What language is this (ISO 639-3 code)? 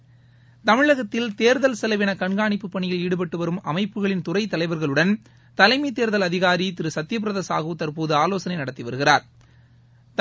tam